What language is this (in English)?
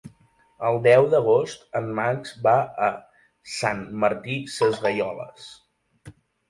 Catalan